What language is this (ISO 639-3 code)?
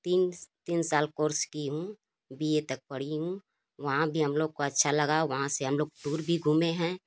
hin